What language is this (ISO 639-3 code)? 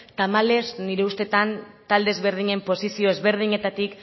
eus